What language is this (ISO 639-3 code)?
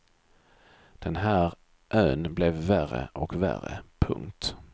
swe